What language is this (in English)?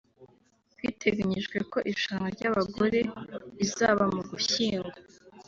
Kinyarwanda